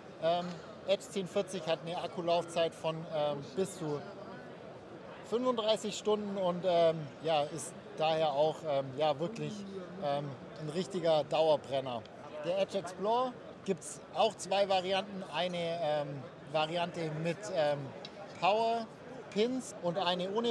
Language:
German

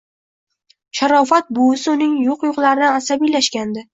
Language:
Uzbek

